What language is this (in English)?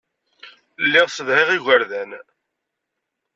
Kabyle